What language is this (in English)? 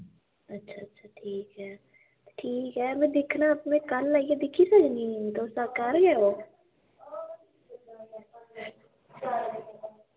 Dogri